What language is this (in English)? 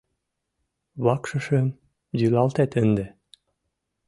Mari